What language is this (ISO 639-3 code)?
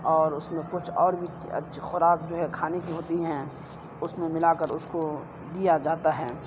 urd